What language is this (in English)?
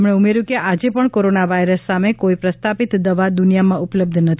Gujarati